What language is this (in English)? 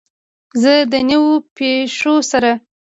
Pashto